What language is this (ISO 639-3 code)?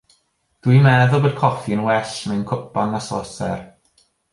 cym